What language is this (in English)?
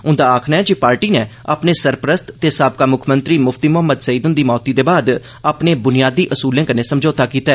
Dogri